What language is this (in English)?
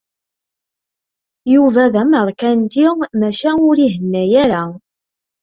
Kabyle